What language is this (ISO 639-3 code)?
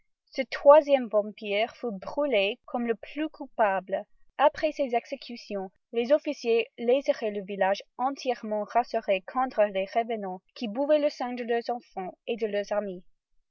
fra